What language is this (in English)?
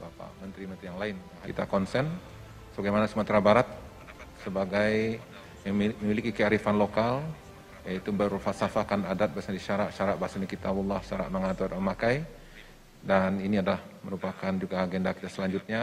Indonesian